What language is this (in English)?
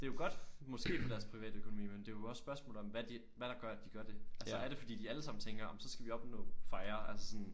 Danish